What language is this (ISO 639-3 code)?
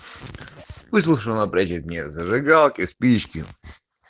rus